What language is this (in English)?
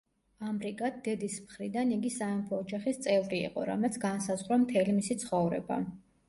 Georgian